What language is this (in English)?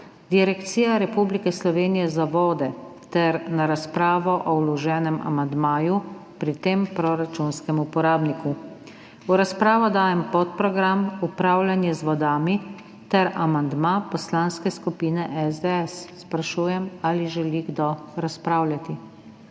Slovenian